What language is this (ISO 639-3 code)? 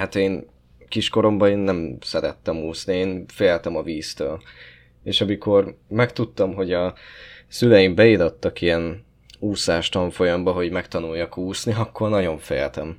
hun